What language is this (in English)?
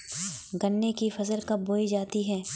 Hindi